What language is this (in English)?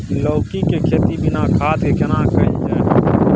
Maithili